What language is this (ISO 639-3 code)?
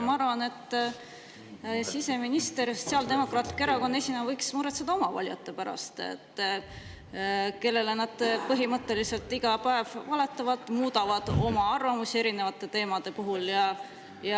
est